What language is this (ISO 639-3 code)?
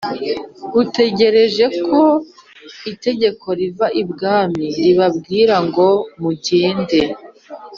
kin